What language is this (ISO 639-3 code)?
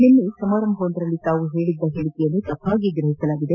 kan